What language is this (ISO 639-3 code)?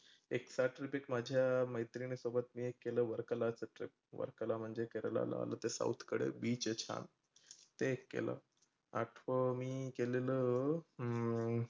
mar